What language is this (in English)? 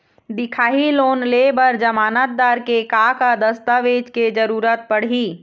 Chhattisgarhi